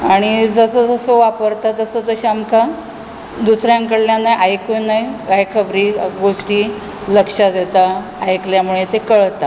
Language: Konkani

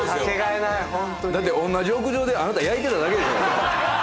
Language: Japanese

